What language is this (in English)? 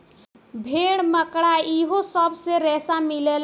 Bhojpuri